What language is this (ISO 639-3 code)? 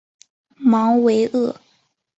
zho